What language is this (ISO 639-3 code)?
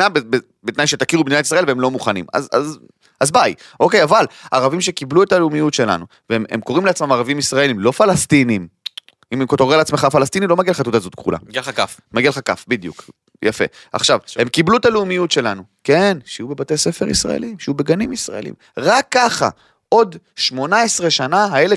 heb